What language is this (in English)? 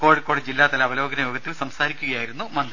Malayalam